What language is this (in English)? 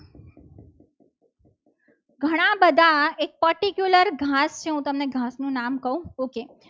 Gujarati